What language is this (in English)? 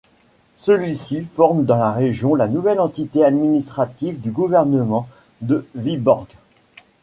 French